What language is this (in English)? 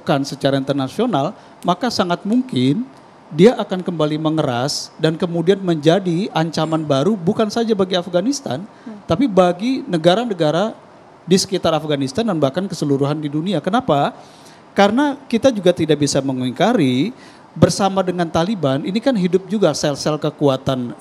Indonesian